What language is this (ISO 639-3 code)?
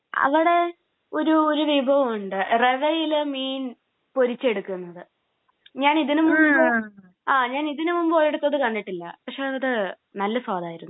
mal